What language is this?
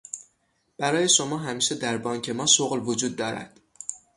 Persian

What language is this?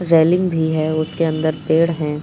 Hindi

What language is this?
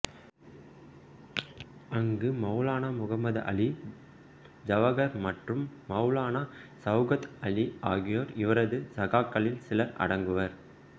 Tamil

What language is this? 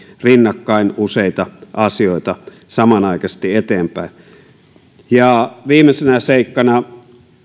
Finnish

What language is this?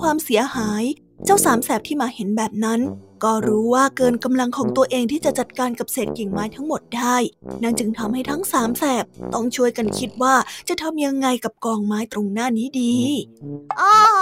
Thai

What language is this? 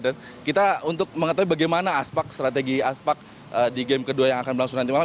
Indonesian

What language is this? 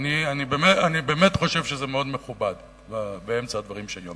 Hebrew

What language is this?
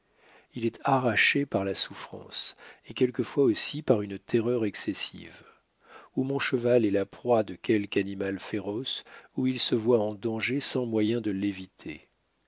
French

